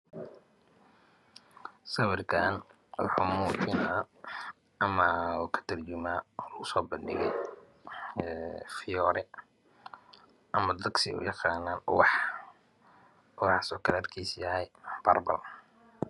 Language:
Somali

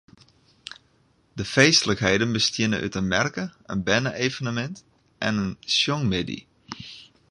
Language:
Western Frisian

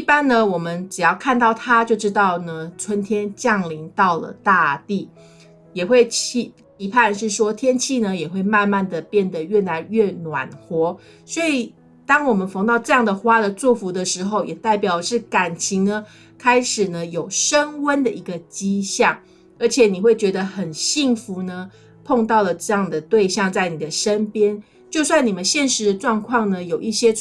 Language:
Chinese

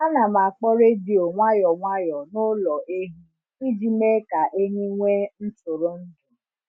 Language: Igbo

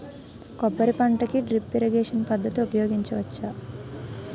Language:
Telugu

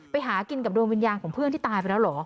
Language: Thai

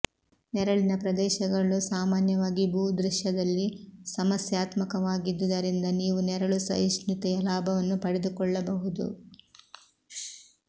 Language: Kannada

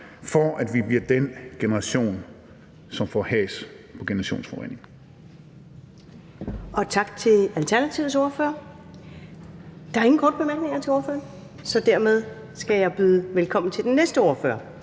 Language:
Danish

